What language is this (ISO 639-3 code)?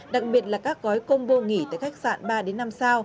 vie